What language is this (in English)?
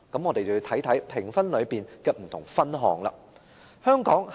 Cantonese